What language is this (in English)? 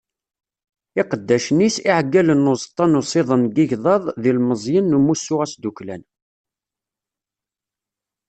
Kabyle